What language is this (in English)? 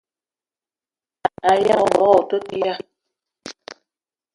Eton (Cameroon)